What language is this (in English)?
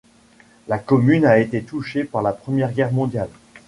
French